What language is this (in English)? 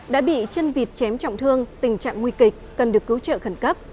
Vietnamese